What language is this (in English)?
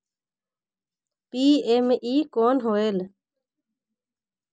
Chhattisgarhi